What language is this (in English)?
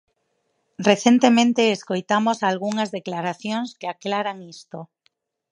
Galician